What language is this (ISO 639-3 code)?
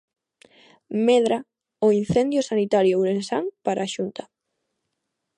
glg